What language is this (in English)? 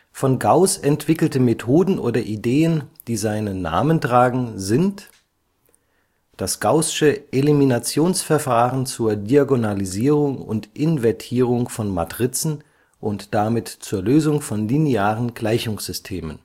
German